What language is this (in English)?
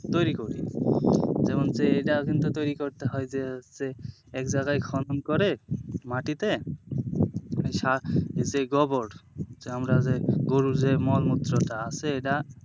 Bangla